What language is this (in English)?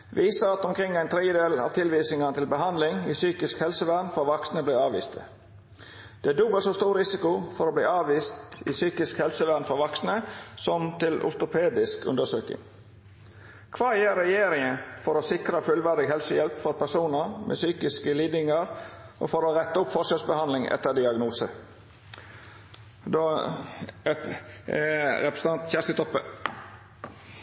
Norwegian Nynorsk